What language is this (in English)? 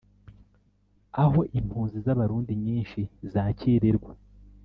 Kinyarwanda